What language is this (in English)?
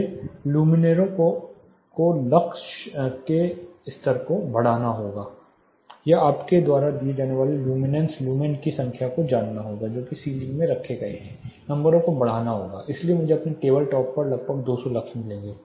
Hindi